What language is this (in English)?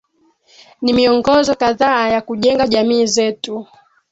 Swahili